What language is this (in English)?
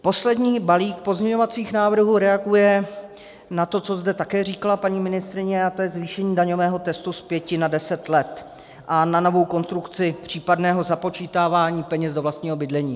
Czech